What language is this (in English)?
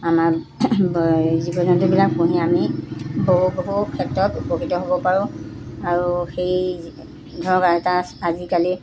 Assamese